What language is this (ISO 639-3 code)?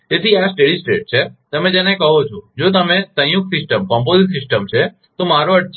guj